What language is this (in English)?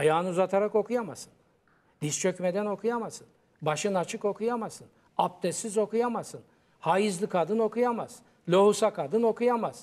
Turkish